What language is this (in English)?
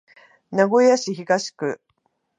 Japanese